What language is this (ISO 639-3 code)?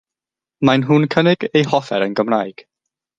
cym